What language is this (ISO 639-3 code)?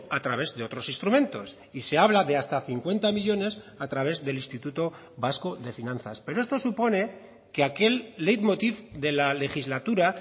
spa